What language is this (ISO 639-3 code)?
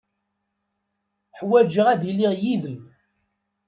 kab